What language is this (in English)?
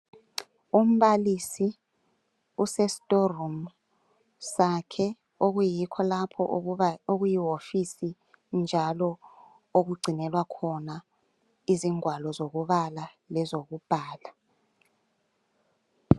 North Ndebele